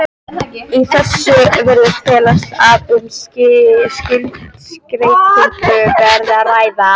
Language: Icelandic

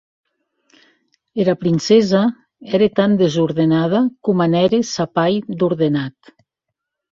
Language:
Occitan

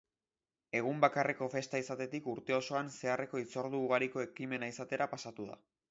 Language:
Basque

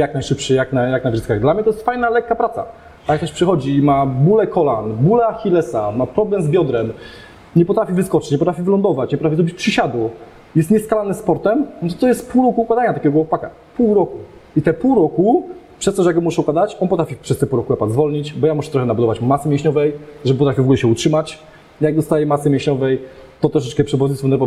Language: Polish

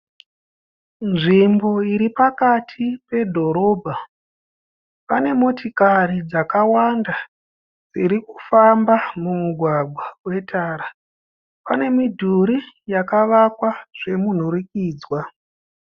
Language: Shona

